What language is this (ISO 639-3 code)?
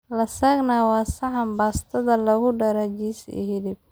som